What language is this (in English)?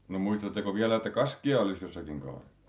Finnish